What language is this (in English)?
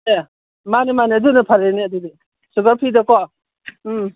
Manipuri